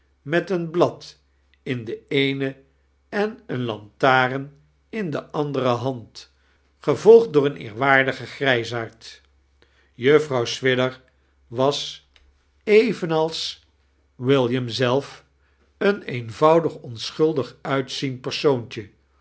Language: Dutch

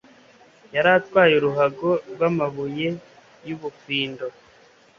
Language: Kinyarwanda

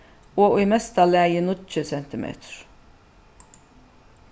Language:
Faroese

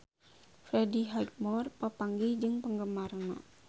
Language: Sundanese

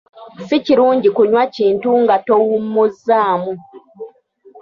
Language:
Ganda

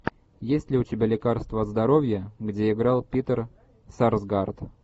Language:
Russian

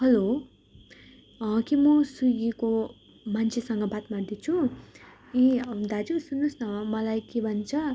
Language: Nepali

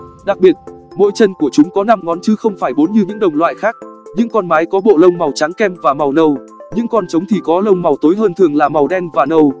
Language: Vietnamese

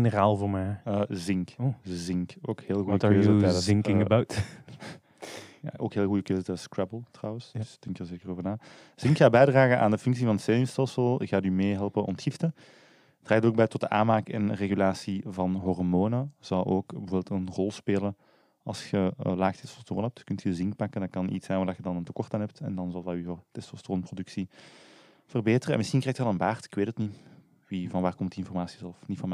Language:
Dutch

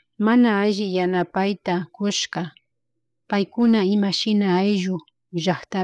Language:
Chimborazo Highland Quichua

